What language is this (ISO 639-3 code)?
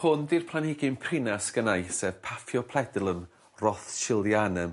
cym